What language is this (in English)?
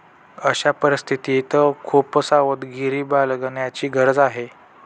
Marathi